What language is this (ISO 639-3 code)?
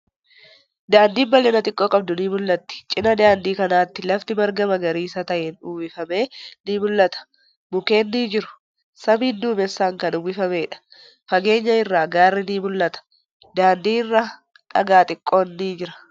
orm